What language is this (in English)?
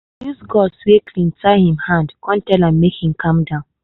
Nigerian Pidgin